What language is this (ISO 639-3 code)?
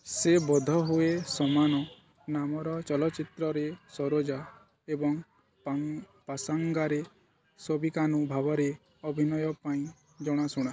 ori